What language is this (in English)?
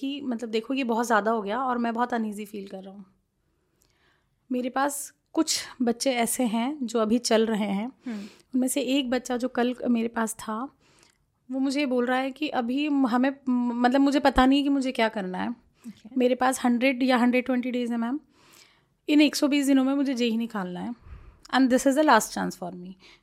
Hindi